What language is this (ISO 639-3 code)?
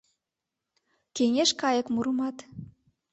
chm